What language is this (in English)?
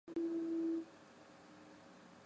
Chinese